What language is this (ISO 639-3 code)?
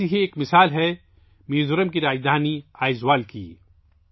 urd